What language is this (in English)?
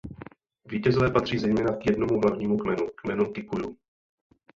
Czech